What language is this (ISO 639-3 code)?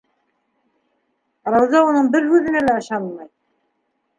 bak